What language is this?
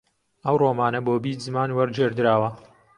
Central Kurdish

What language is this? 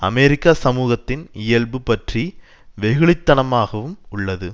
Tamil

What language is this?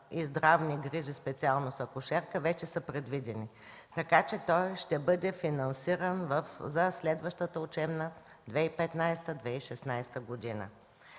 Bulgarian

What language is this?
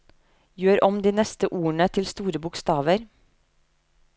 Norwegian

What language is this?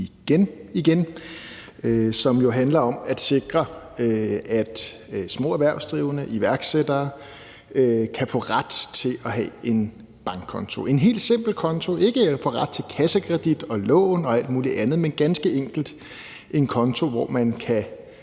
Danish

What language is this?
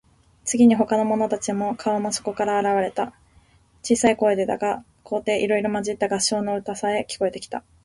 Japanese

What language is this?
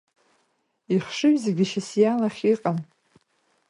Abkhazian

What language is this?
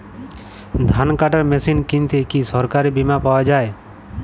Bangla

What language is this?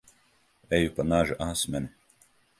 Latvian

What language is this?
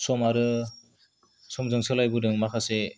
Bodo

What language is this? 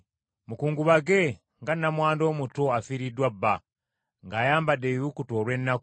Ganda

